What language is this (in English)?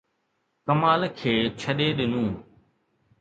Sindhi